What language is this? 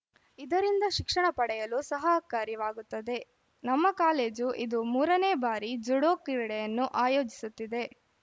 Kannada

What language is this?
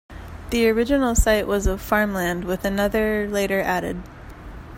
English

